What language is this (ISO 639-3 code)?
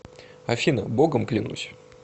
rus